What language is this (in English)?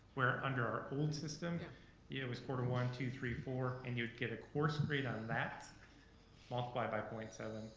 English